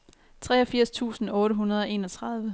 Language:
Danish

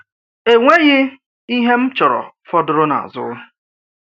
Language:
Igbo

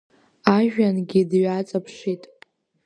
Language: Abkhazian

